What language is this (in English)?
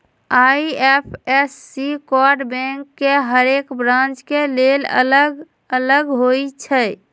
Magahi